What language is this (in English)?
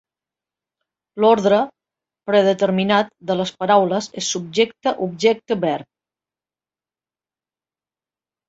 Catalan